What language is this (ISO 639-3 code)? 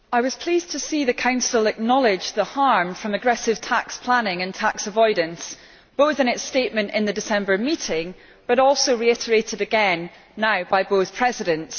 eng